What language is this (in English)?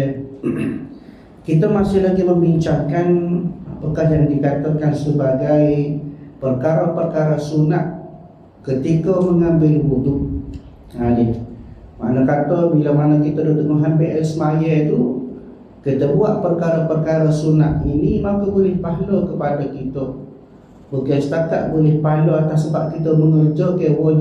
Malay